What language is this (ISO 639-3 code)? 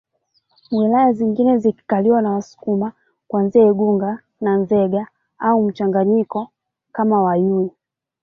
swa